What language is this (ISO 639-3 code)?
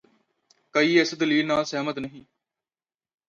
pan